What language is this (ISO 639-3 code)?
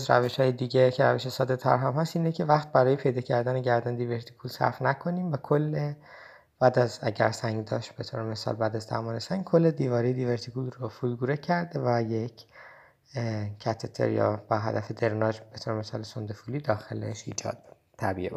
fas